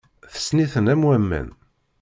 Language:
Kabyle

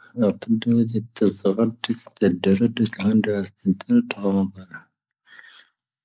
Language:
Tahaggart Tamahaq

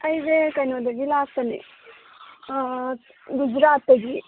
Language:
Manipuri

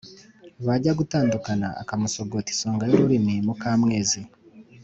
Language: Kinyarwanda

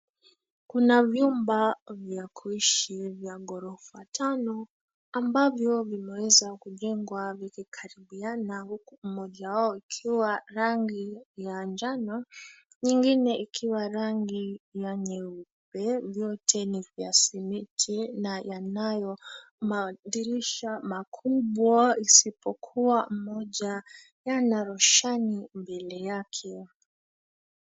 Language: Swahili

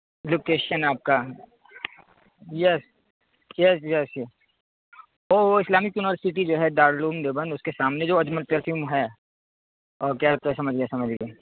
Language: Urdu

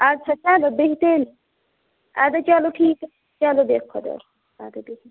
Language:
Kashmiri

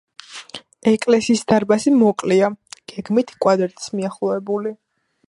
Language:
Georgian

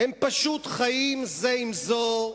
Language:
Hebrew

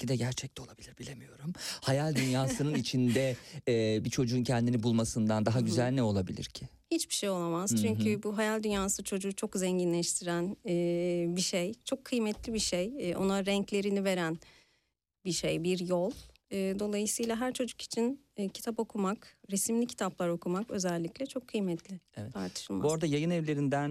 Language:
Turkish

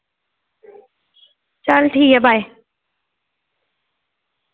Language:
Dogri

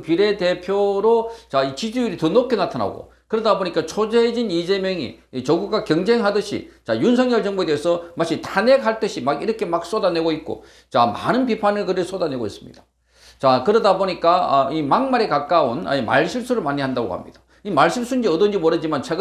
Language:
Korean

